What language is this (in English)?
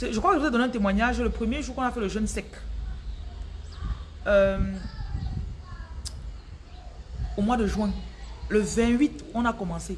French